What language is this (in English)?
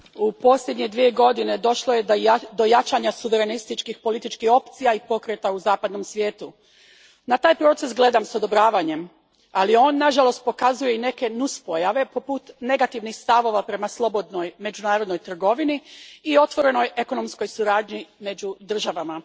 Croatian